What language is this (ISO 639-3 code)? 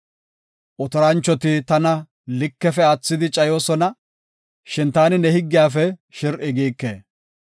gof